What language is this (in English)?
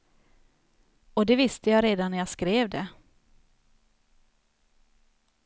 Swedish